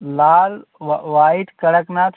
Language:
Hindi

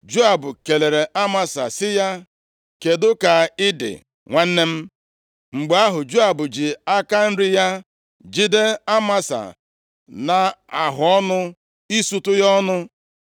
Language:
Igbo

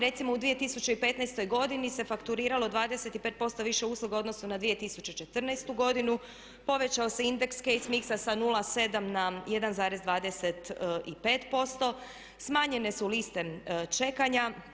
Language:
Croatian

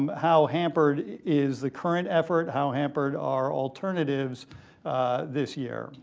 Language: English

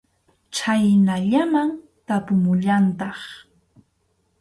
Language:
Arequipa-La Unión Quechua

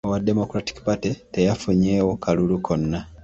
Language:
Ganda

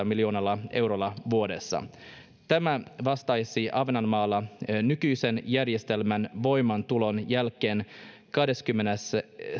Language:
Finnish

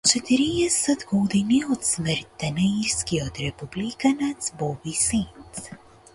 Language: Macedonian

